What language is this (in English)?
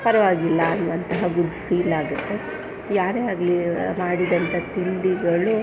Kannada